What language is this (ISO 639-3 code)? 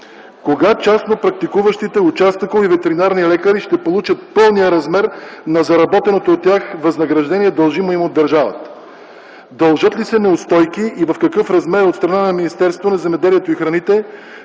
bul